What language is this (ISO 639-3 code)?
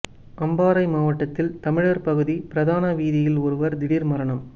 tam